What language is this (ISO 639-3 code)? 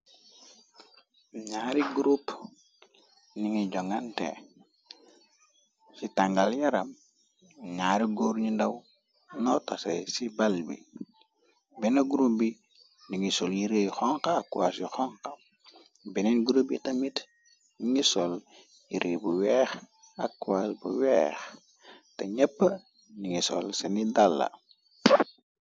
wol